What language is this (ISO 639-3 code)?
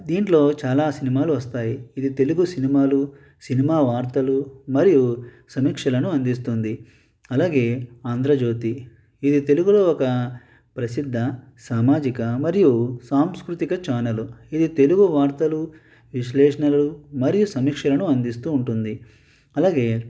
tel